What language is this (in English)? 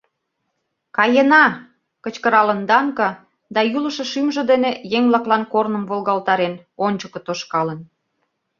Mari